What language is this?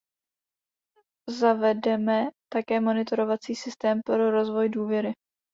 Czech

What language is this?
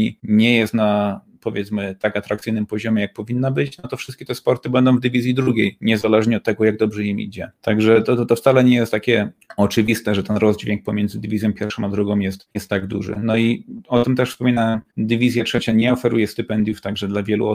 Polish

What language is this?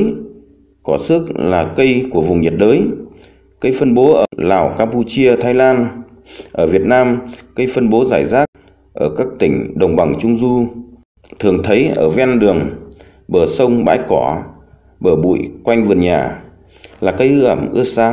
Vietnamese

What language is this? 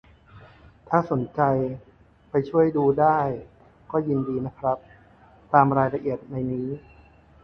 Thai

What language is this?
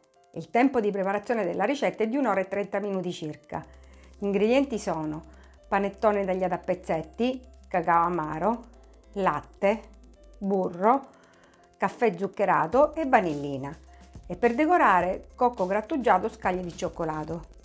Italian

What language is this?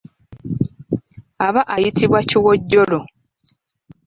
Ganda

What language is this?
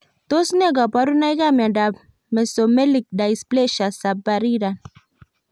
Kalenjin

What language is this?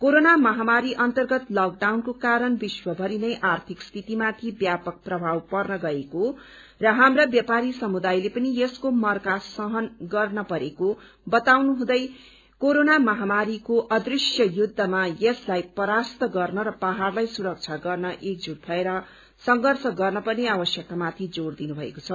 Nepali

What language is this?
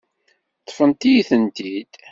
Kabyle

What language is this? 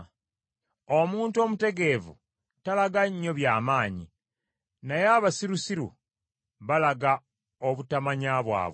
Ganda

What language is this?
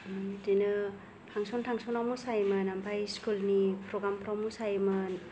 Bodo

